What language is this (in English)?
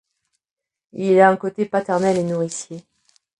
French